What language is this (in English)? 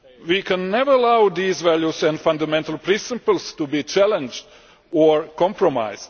English